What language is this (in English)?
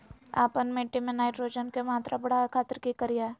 Magahi